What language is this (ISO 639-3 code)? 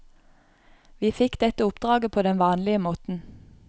nor